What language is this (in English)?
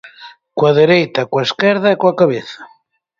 Galician